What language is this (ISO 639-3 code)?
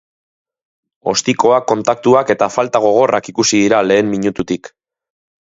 eus